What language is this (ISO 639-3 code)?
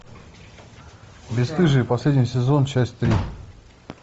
rus